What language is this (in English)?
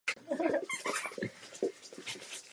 Czech